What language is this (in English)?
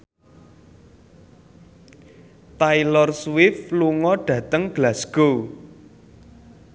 Javanese